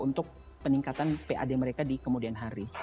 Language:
Indonesian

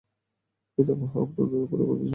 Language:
Bangla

